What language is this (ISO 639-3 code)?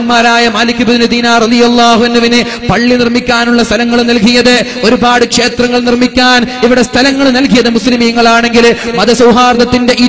mal